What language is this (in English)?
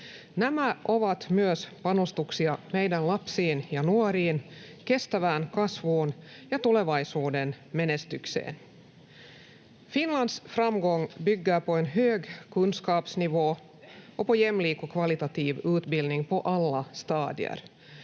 Finnish